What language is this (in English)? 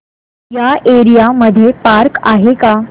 Marathi